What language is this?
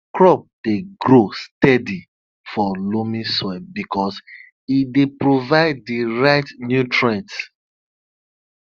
Nigerian Pidgin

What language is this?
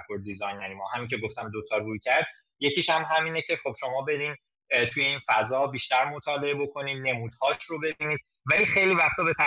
Persian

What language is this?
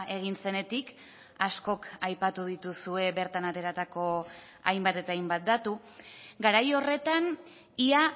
Basque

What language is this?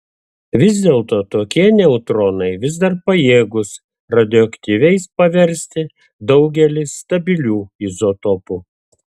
Lithuanian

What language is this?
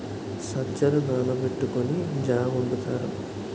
Telugu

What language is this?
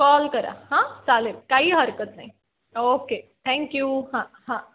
Marathi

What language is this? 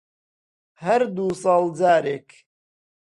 Central Kurdish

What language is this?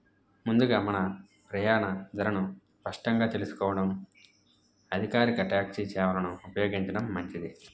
Telugu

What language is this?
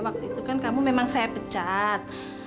Indonesian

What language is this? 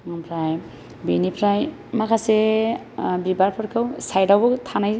Bodo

